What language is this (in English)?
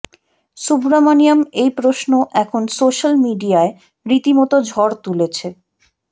Bangla